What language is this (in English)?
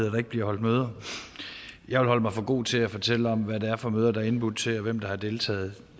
Danish